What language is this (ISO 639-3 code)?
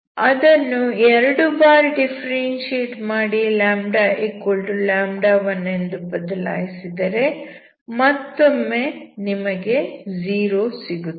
kan